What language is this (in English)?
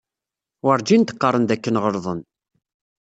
Kabyle